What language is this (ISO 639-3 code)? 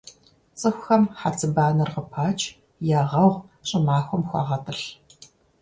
kbd